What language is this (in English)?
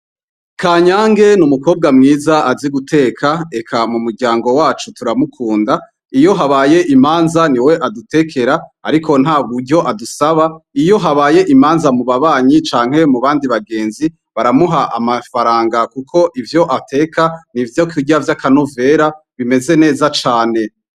Rundi